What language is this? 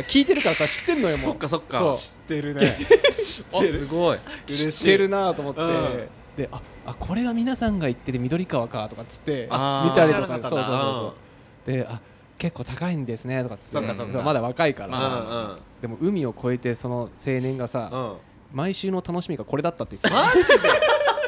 Japanese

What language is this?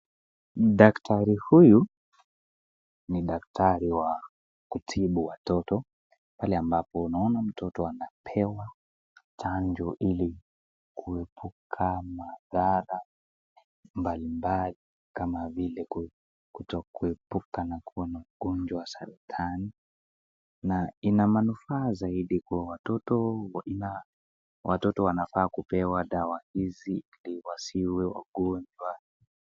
Swahili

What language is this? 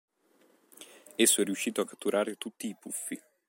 Italian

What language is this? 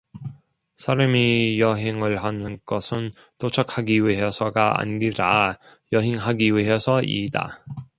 Korean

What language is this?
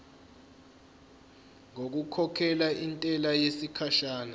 Zulu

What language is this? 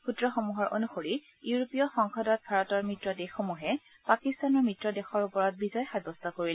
Assamese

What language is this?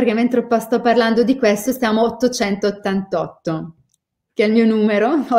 Italian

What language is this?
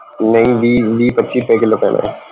Punjabi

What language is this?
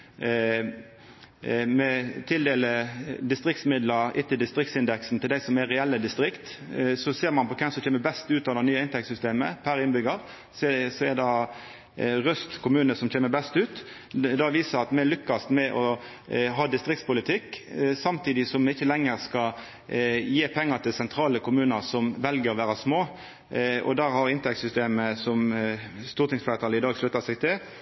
Norwegian Nynorsk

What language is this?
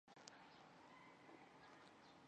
Chinese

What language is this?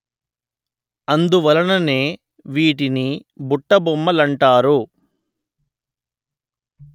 Telugu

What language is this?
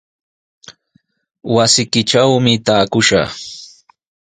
Sihuas Ancash Quechua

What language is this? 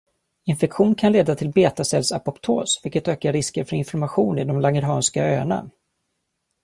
Swedish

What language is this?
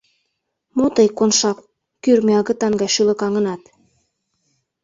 Mari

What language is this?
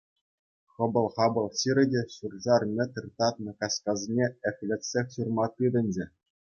Chuvash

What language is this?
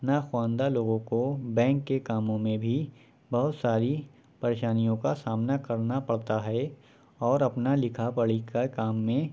Urdu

